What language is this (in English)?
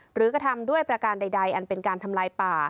Thai